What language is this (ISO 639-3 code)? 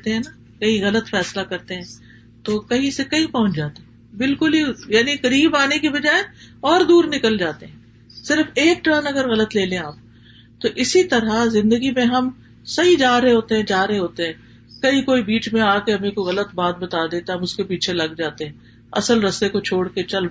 urd